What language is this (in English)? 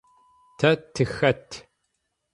Adyghe